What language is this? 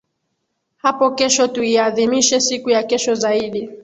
Swahili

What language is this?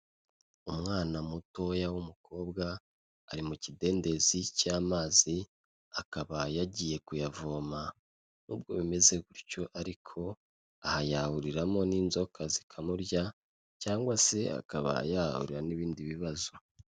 Kinyarwanda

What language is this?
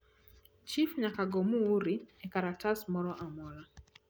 Luo (Kenya and Tanzania)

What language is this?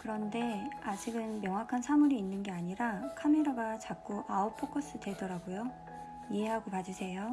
Korean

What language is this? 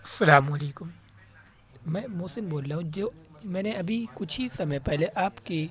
Urdu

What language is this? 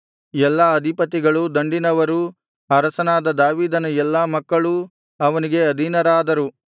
Kannada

